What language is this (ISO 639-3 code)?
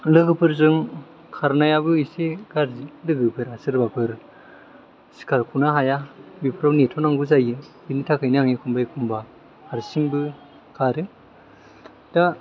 brx